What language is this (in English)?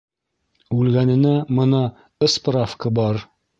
Bashkir